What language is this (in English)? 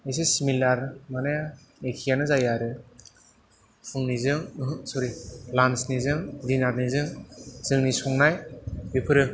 Bodo